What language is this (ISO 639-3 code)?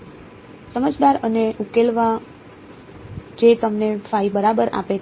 guj